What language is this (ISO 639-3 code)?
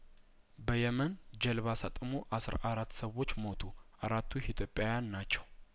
amh